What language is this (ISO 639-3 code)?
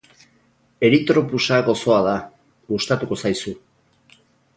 eus